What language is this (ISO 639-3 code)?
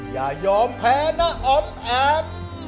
tha